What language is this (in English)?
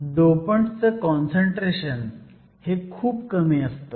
Marathi